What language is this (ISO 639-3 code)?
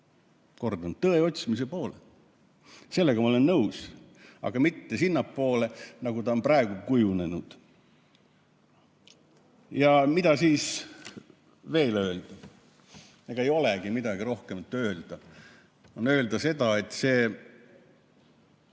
est